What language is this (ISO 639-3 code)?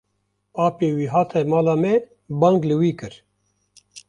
kur